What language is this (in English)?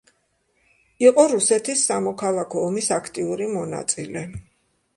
Georgian